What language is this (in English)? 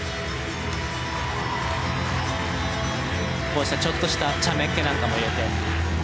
Japanese